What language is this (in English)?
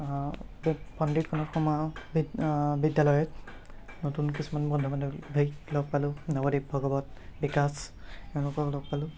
Assamese